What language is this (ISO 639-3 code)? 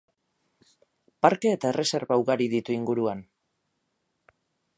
eus